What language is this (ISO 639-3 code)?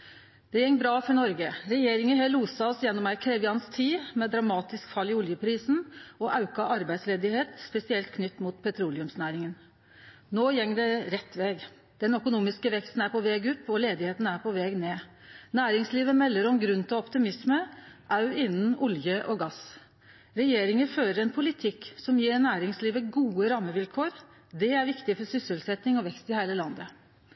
nno